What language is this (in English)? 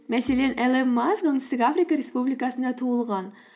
Kazakh